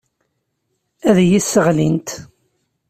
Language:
Kabyle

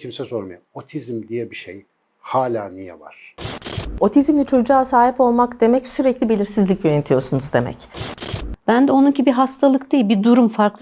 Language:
Turkish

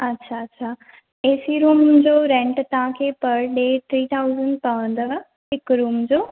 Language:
Sindhi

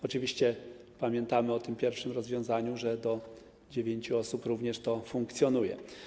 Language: Polish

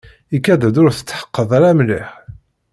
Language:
Kabyle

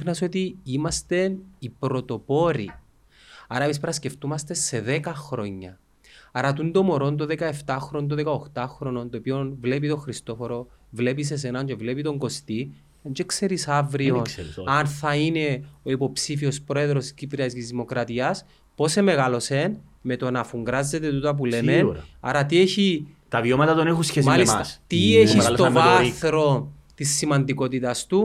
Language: Greek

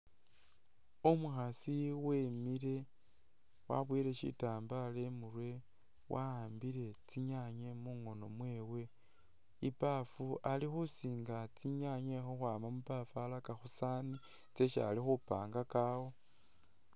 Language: Masaaba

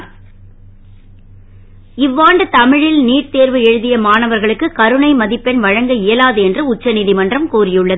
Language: Tamil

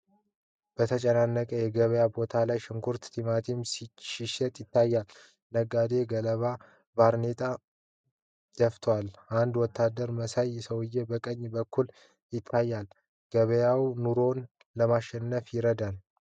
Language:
Amharic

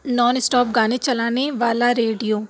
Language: Urdu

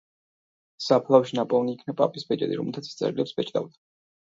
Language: Georgian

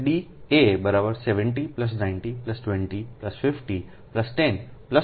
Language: Gujarati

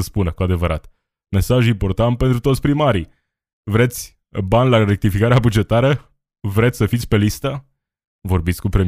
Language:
Romanian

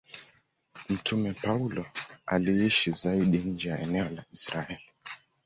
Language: Swahili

